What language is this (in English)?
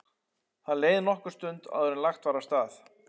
Icelandic